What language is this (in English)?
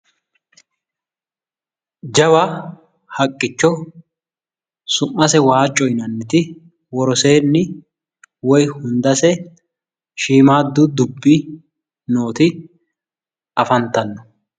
Sidamo